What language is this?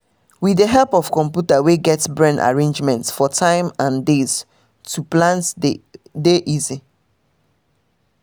Nigerian Pidgin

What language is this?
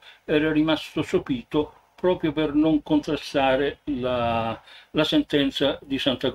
Italian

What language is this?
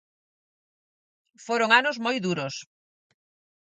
Galician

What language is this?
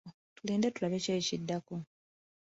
Ganda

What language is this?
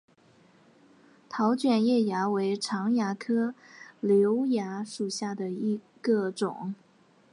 Chinese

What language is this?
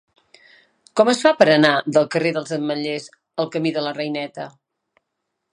Catalan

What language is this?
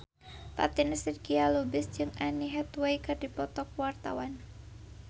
Sundanese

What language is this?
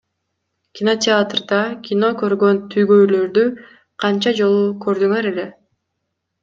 Kyrgyz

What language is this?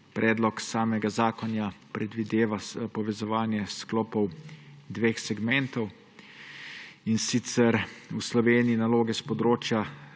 Slovenian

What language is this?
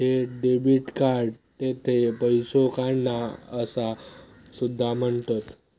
Marathi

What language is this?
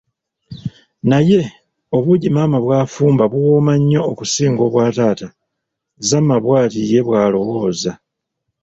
Ganda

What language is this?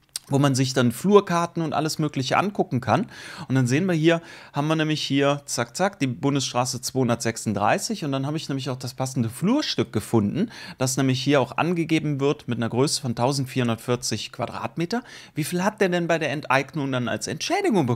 German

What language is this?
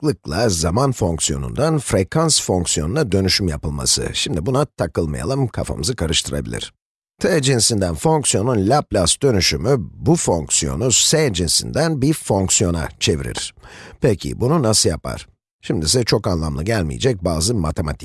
Turkish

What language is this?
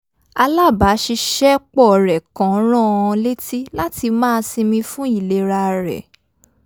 Yoruba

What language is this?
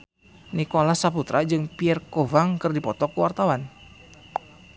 Sundanese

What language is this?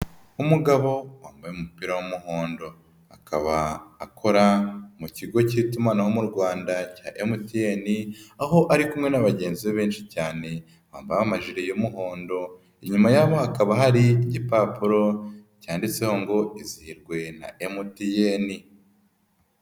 Kinyarwanda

